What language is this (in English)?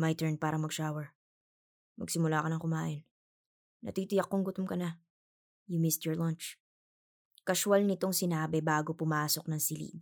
Filipino